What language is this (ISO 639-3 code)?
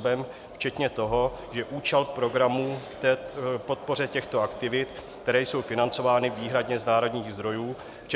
ces